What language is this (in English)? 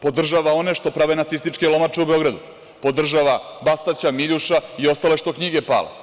Serbian